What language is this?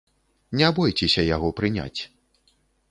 Belarusian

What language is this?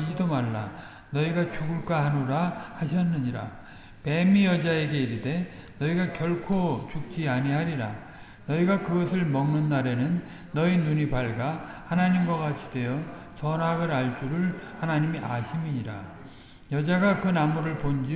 Korean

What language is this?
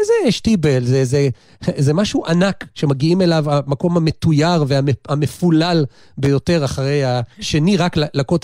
Hebrew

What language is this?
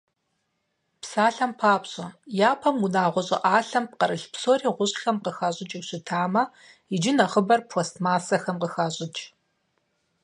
Kabardian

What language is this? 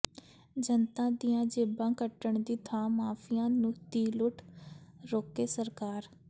Punjabi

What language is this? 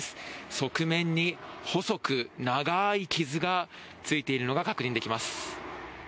Japanese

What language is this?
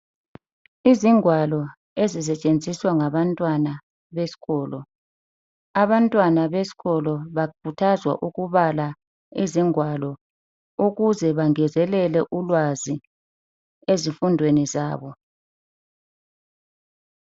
North Ndebele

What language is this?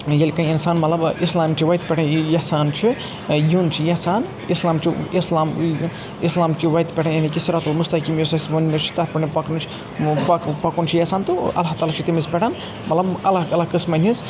Kashmiri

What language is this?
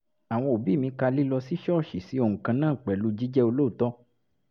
Yoruba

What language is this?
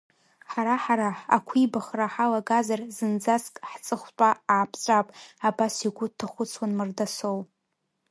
Abkhazian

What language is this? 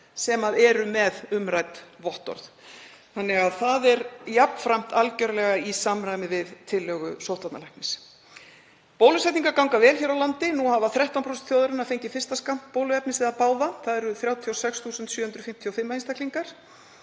Icelandic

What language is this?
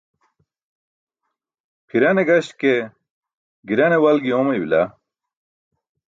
Burushaski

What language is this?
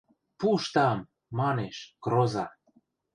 Western Mari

